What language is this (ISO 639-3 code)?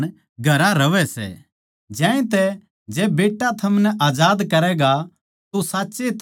bgc